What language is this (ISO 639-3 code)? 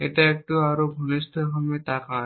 ben